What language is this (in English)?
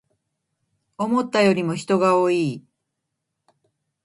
Japanese